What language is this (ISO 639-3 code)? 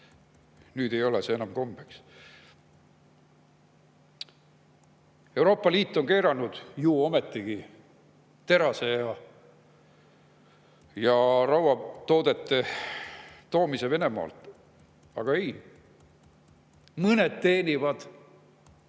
est